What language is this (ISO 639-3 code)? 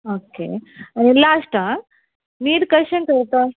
kok